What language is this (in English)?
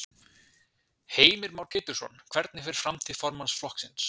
Icelandic